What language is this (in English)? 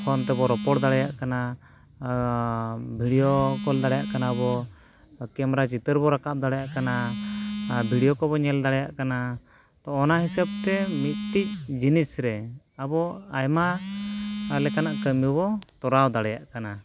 Santali